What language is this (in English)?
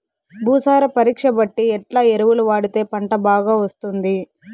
Telugu